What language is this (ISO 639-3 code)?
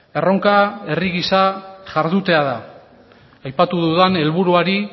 eus